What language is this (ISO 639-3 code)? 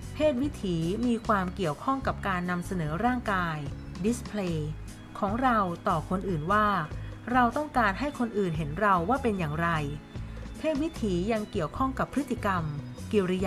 tha